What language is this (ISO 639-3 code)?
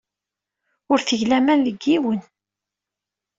kab